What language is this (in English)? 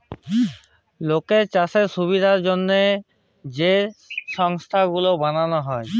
Bangla